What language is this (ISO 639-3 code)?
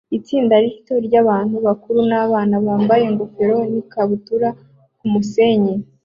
kin